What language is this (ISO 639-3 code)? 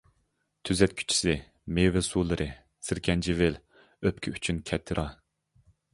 uig